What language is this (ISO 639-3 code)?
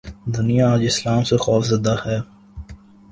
urd